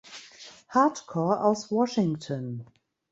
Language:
German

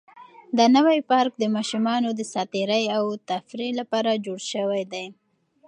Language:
Pashto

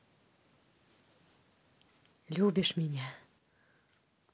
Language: Russian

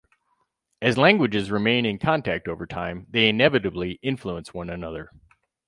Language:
English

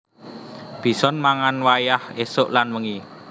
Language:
Javanese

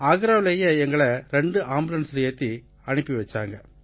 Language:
Tamil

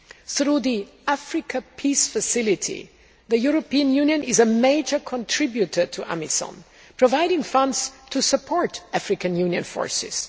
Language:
English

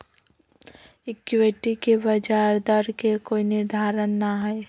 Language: Magahi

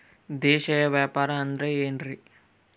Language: Kannada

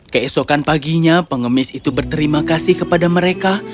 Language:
Indonesian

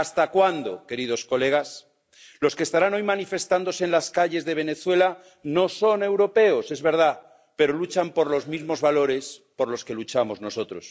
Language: Spanish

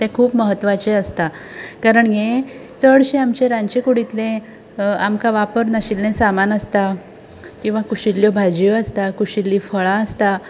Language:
Konkani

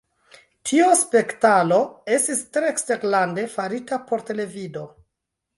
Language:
Esperanto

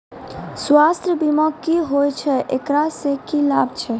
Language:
Maithili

